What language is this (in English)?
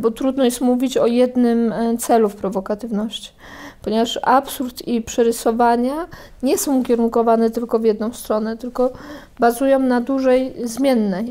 Polish